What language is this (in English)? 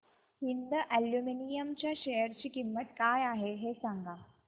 Marathi